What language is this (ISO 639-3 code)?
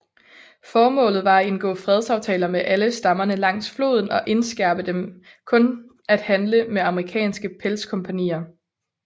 dan